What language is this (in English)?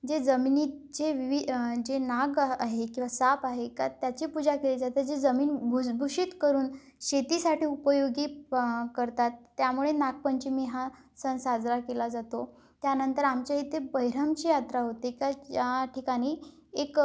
Marathi